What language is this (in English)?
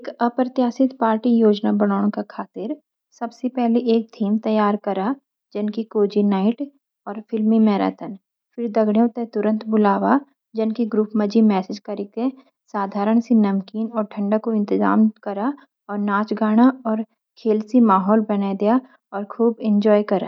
Garhwali